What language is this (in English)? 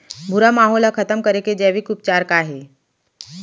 Chhattisgarhi